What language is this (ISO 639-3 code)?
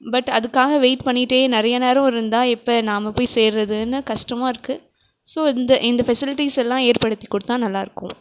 tam